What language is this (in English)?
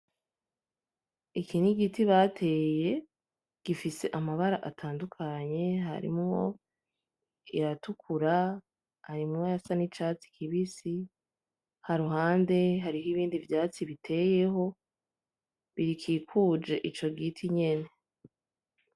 Rundi